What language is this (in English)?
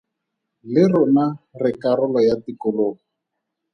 Tswana